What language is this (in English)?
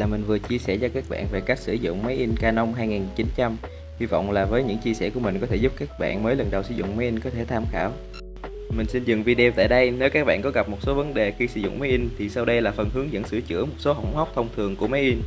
Vietnamese